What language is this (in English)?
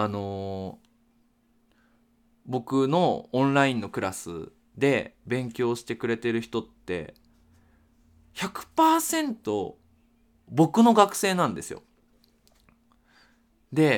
Japanese